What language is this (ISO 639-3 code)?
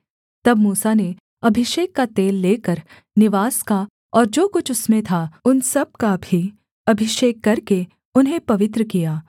hin